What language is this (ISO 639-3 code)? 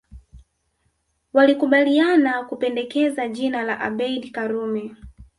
swa